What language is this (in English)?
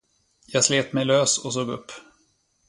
Swedish